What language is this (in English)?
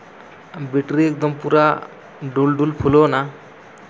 Santali